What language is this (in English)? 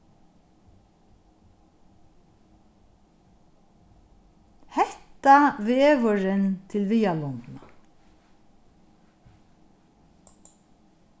Faroese